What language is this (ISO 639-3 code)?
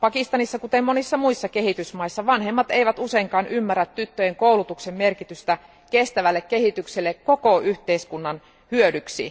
fin